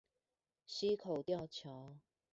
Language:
Chinese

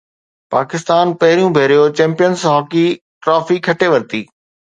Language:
Sindhi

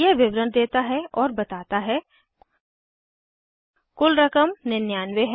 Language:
Hindi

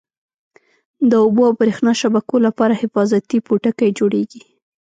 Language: Pashto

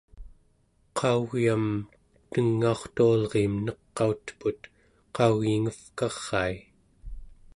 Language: Central Yupik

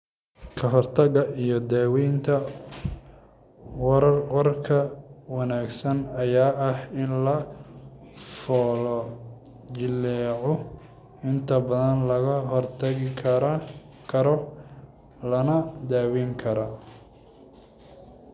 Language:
Somali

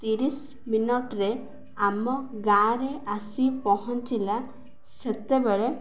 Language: Odia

